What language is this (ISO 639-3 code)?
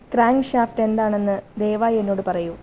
mal